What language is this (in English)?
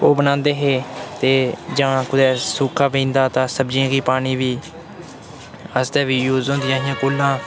Dogri